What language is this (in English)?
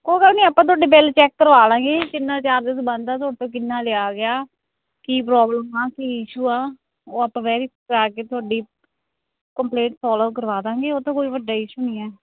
Punjabi